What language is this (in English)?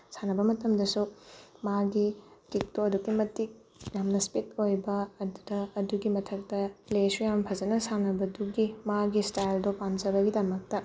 Manipuri